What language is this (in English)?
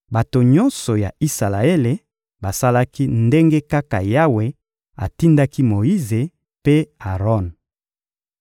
Lingala